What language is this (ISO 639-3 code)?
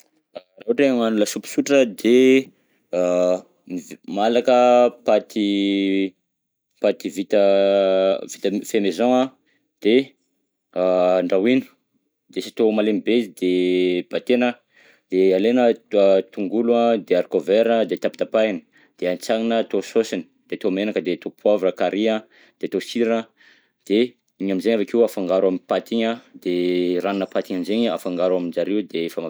bzc